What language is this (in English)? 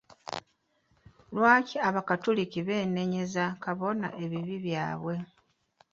Ganda